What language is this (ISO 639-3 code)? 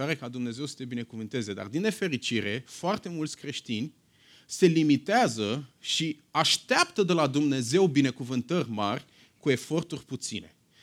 ron